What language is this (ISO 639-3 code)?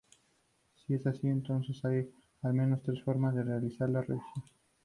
spa